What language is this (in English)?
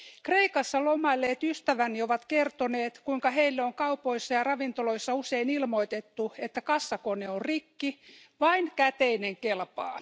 Finnish